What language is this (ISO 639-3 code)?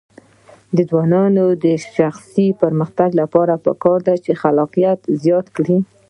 pus